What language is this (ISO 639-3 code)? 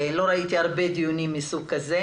heb